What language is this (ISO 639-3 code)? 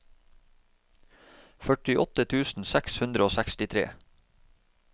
nor